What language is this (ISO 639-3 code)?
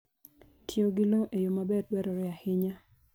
luo